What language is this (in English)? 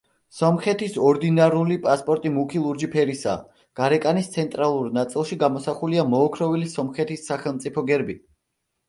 Georgian